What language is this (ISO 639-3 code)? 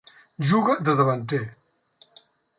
cat